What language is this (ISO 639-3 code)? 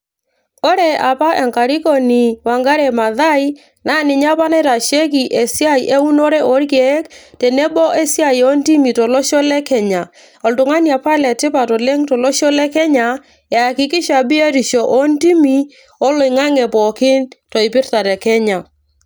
mas